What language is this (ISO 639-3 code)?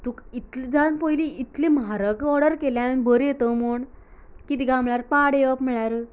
kok